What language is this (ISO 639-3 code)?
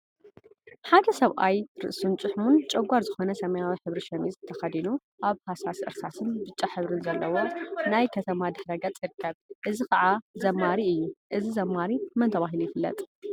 tir